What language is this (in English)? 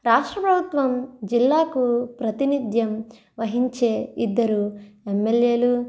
Telugu